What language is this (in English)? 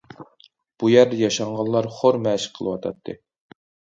Uyghur